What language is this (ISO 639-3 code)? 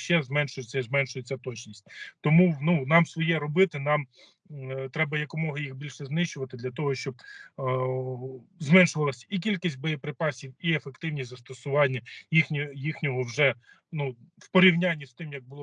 ukr